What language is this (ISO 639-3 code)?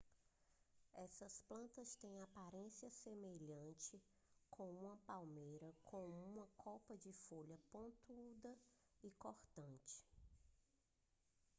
por